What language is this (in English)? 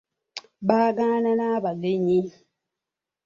Ganda